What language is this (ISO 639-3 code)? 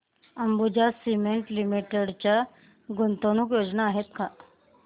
mar